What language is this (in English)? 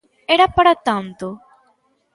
Galician